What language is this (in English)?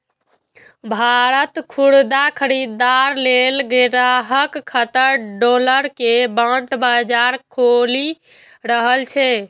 Maithili